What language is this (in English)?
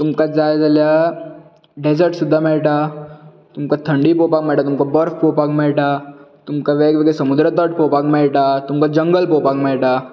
Konkani